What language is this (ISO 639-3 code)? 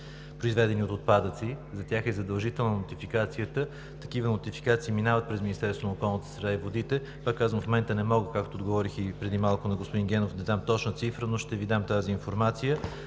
bul